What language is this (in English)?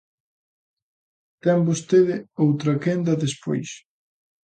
Galician